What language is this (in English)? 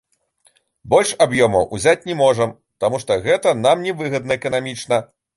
Belarusian